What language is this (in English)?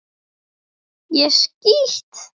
Icelandic